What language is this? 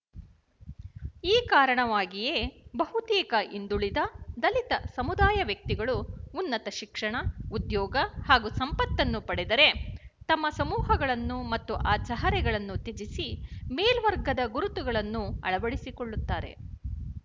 Kannada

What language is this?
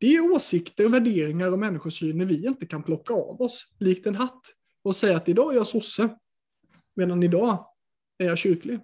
Swedish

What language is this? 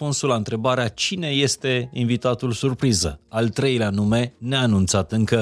Romanian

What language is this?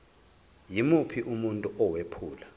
Zulu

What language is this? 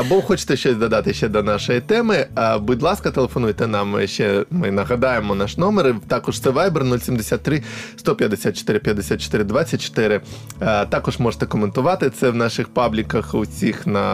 Ukrainian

